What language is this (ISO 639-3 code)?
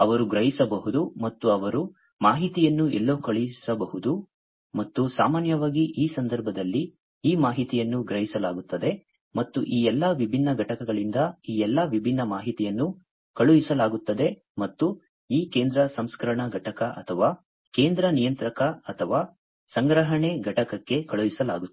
kan